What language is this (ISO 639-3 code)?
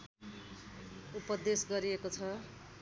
nep